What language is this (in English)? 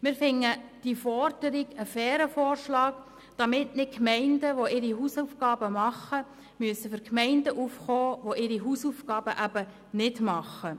Swiss German